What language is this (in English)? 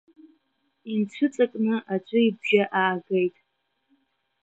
Abkhazian